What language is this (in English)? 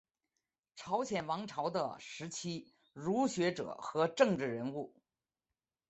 Chinese